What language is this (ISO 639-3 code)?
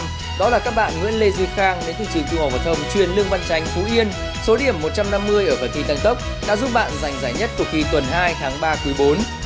vie